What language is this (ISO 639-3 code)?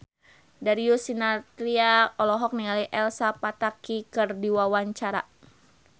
sun